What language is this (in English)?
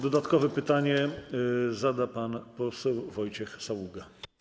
Polish